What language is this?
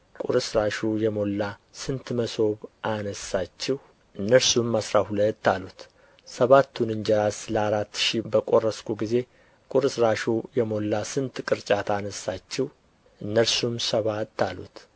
Amharic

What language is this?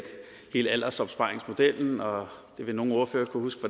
Danish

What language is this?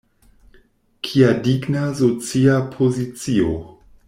Esperanto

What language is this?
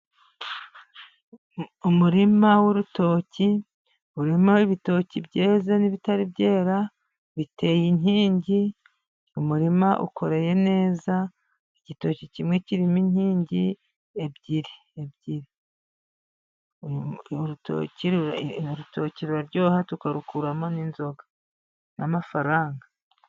Kinyarwanda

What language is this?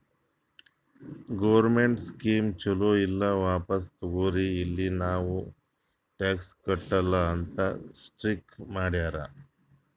Kannada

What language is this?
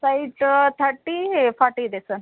Kannada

